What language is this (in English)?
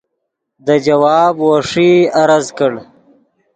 Yidgha